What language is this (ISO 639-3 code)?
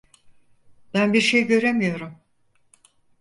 tur